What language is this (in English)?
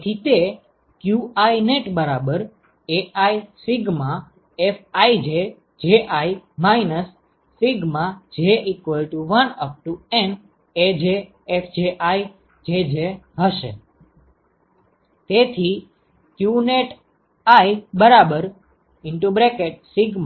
Gujarati